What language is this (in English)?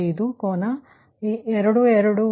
Kannada